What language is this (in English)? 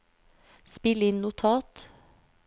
Norwegian